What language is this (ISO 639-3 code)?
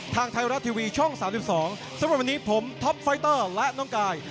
tha